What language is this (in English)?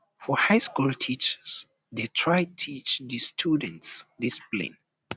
Nigerian Pidgin